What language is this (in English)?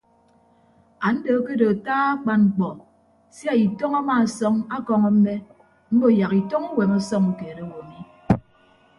Ibibio